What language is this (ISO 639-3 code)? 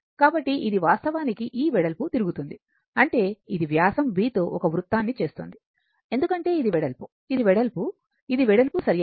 tel